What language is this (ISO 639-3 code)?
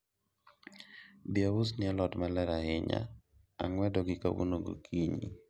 luo